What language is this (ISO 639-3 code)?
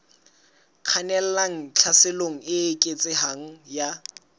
sot